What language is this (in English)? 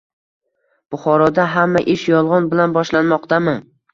Uzbek